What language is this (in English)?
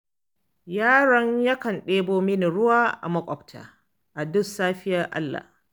Hausa